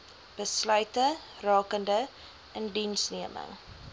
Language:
Afrikaans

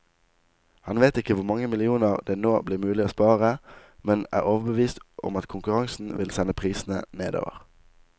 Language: Norwegian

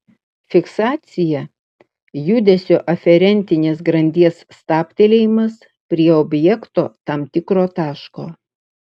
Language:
Lithuanian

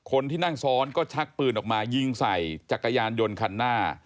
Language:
Thai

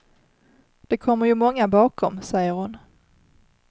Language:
Swedish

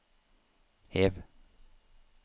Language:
Norwegian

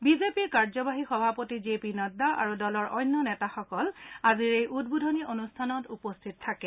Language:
Assamese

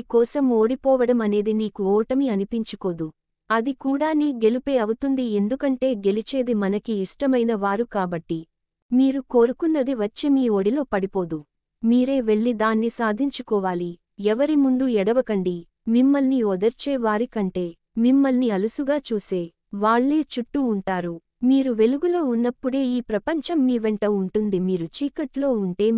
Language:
Telugu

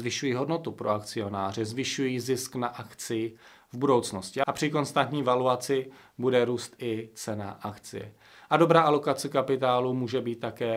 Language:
Czech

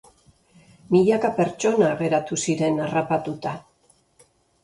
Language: Basque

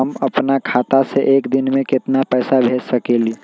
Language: Magahi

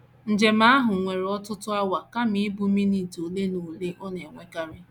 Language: Igbo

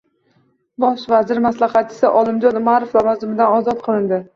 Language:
Uzbek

